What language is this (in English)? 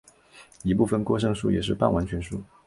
Chinese